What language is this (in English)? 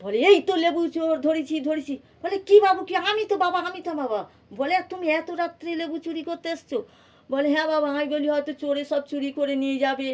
Bangla